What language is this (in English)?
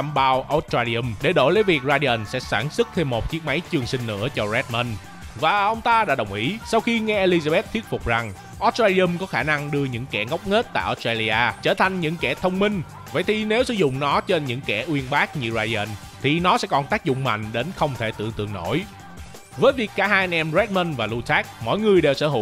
Vietnamese